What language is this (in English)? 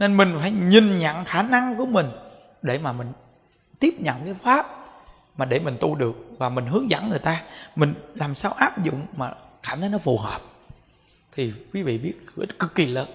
Vietnamese